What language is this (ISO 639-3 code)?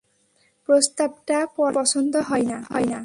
ben